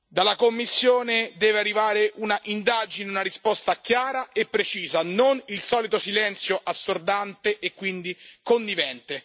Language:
Italian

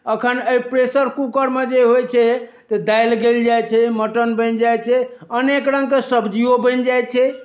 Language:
Maithili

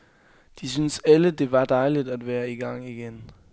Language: Danish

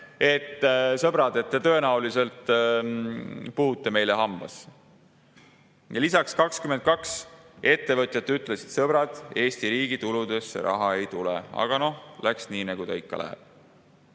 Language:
Estonian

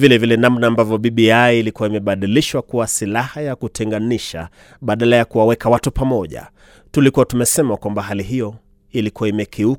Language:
Swahili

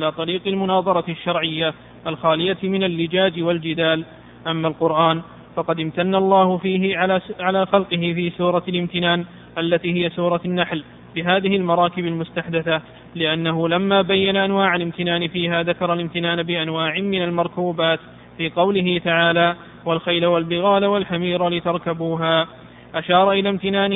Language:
Arabic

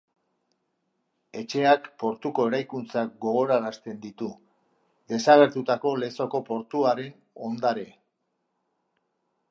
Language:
Basque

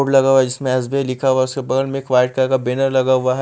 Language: Hindi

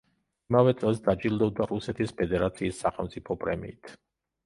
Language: Georgian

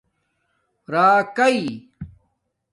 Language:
Domaaki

